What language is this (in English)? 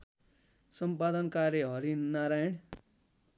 Nepali